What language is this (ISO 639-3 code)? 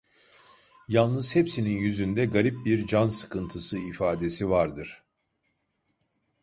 tur